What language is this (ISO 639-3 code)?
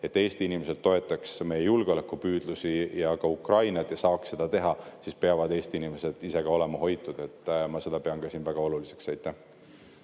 est